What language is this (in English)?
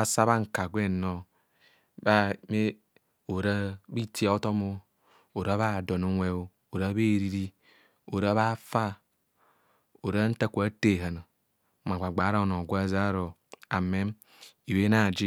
Kohumono